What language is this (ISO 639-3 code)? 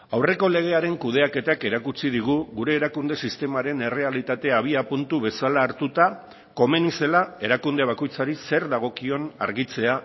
eus